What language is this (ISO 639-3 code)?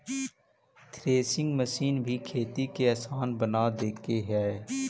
mag